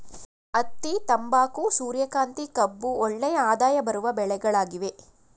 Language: Kannada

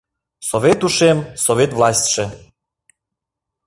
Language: Mari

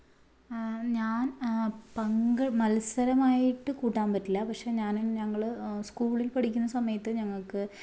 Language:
Malayalam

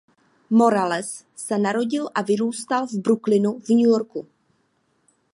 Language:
Czech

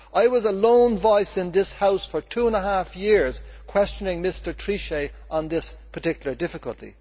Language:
English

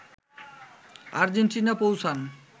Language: Bangla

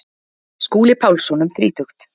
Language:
Icelandic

